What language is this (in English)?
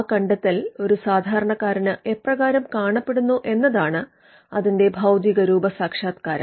Malayalam